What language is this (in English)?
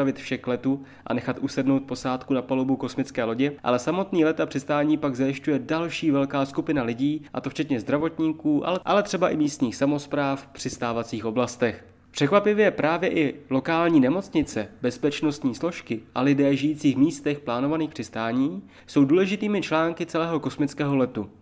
Czech